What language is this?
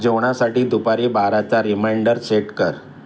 Marathi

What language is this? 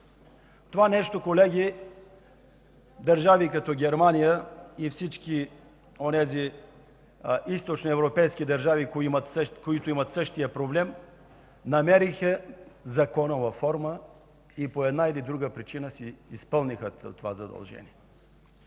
Bulgarian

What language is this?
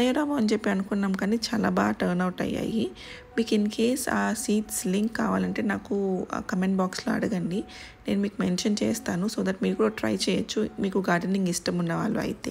Telugu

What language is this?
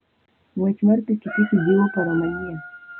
Luo (Kenya and Tanzania)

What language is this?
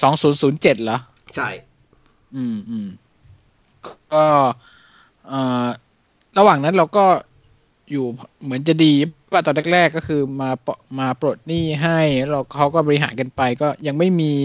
Thai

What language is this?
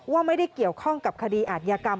Thai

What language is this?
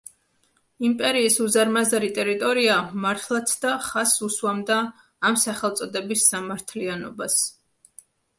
Georgian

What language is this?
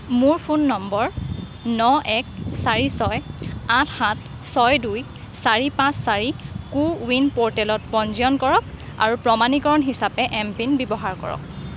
Assamese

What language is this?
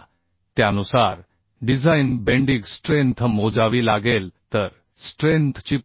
Marathi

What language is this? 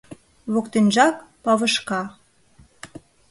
Mari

